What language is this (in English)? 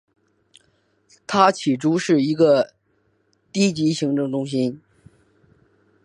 Chinese